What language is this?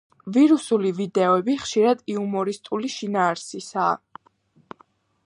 Georgian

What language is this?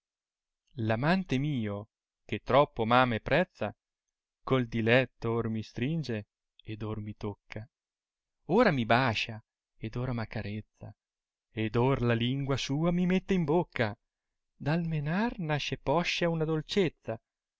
Italian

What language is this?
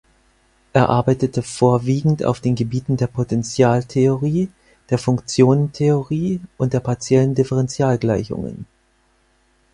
German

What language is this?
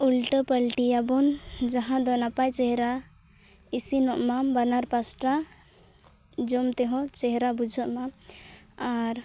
Santali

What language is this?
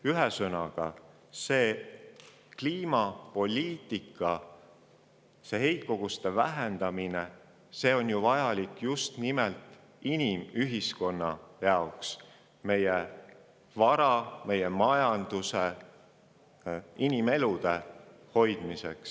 Estonian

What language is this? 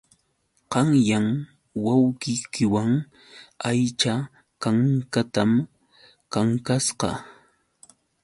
Yauyos Quechua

